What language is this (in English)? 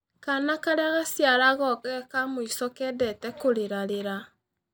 Kikuyu